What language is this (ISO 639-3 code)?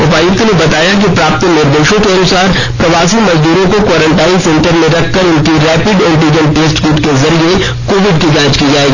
hin